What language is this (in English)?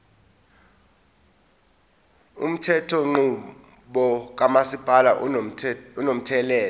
Zulu